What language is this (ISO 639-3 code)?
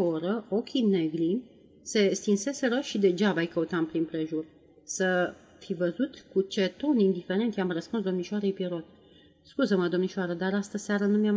ron